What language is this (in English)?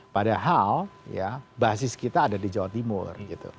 Indonesian